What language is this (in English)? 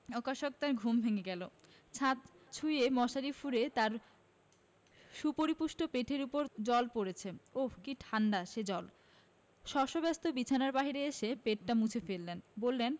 Bangla